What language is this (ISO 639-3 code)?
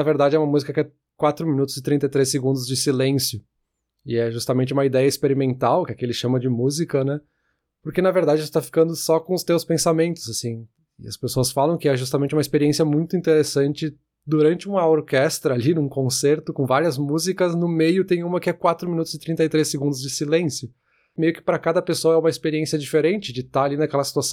por